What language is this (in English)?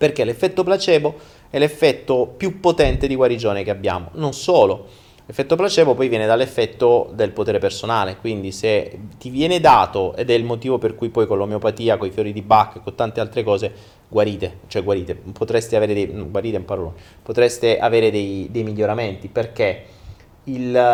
Italian